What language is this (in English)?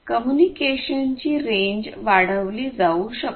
Marathi